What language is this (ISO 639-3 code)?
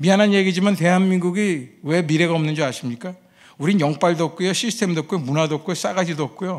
kor